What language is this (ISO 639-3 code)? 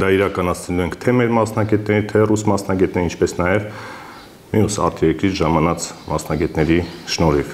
ron